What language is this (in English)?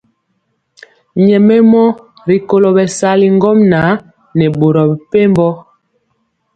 Mpiemo